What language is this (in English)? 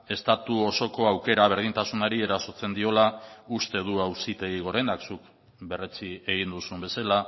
Basque